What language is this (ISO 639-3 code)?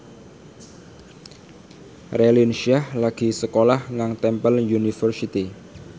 jav